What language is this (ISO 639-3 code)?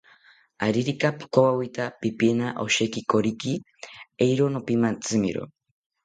cpy